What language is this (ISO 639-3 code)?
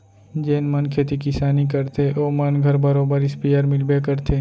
hne